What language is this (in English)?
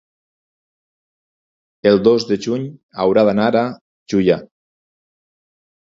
Catalan